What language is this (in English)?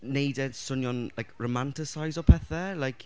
Welsh